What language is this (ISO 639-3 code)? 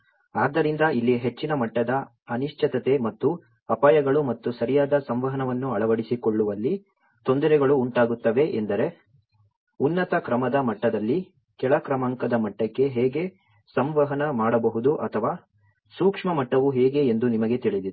kan